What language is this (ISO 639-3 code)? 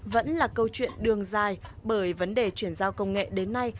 vie